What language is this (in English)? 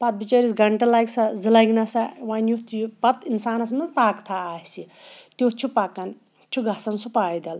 Kashmiri